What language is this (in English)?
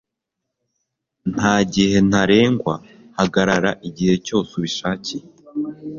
Kinyarwanda